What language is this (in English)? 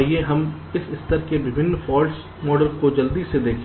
Hindi